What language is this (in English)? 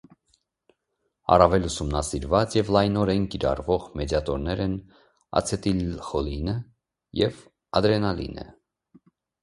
Armenian